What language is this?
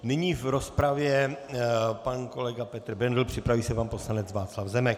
Czech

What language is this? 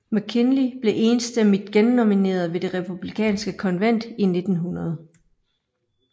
Danish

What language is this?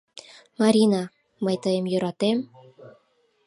Mari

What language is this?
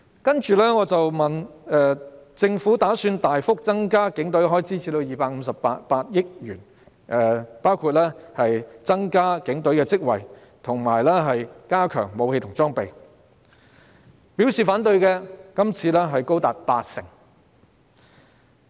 Cantonese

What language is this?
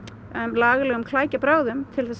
Icelandic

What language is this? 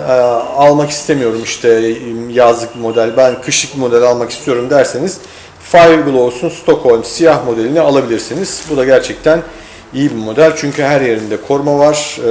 Turkish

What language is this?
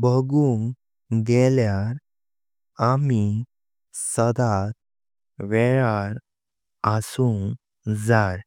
Konkani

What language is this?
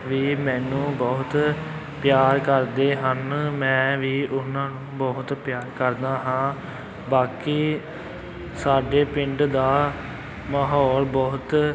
Punjabi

